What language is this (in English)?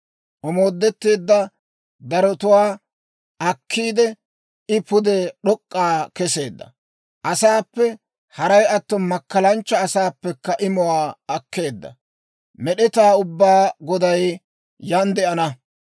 Dawro